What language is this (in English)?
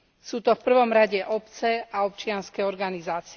Slovak